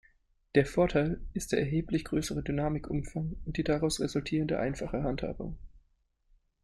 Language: German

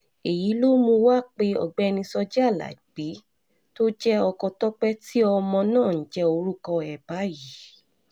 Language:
Yoruba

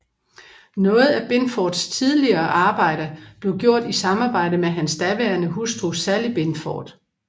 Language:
Danish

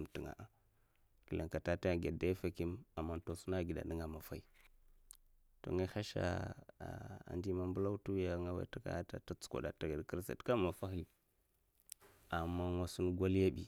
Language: Mafa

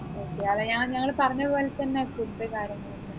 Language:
Malayalam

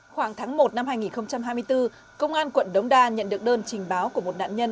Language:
Vietnamese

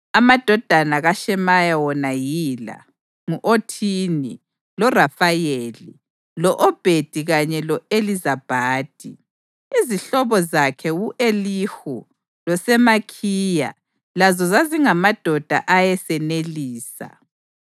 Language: North Ndebele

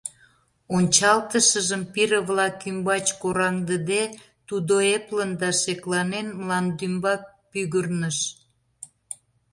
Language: Mari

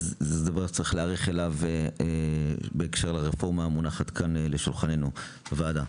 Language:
Hebrew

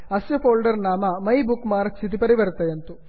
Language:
Sanskrit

